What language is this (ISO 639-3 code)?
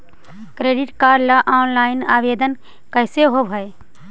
mag